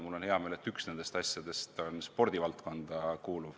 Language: Estonian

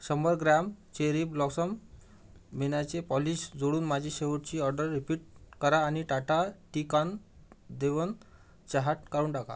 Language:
Marathi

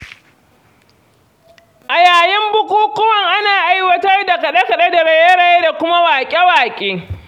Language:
Hausa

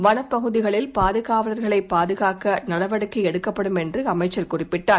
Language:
Tamil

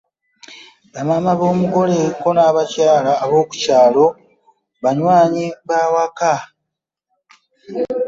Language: Ganda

